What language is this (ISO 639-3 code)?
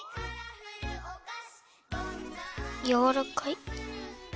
jpn